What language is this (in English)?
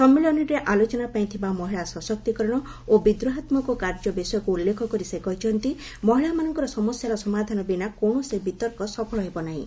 Odia